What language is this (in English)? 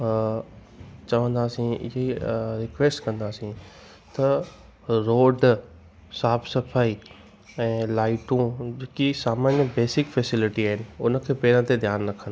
Sindhi